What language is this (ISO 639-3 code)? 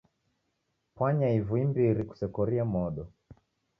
dav